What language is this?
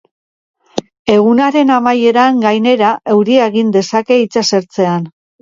Basque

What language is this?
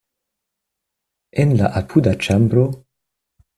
Esperanto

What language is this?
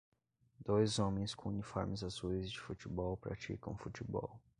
Portuguese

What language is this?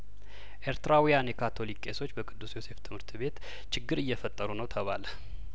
Amharic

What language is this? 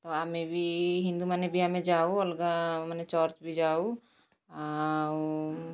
Odia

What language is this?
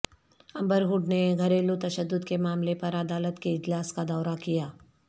Urdu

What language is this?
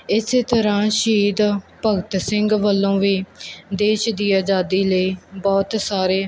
Punjabi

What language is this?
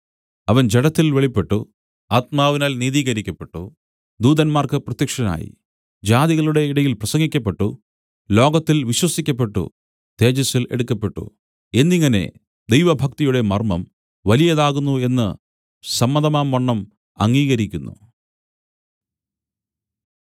Malayalam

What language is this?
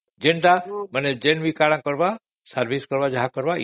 Odia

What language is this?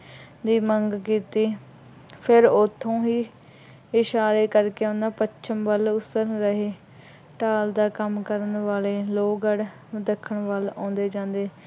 Punjabi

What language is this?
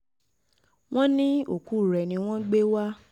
Yoruba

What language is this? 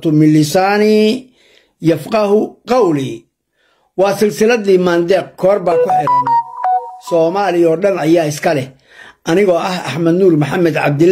Arabic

